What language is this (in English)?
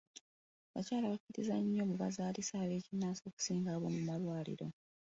Ganda